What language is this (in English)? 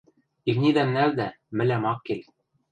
Western Mari